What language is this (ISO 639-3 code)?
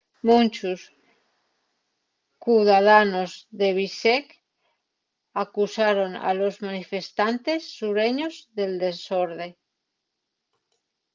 ast